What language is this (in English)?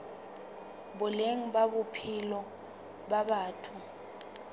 Southern Sotho